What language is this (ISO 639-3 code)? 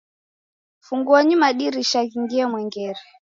dav